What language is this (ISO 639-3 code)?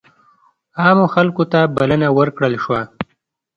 pus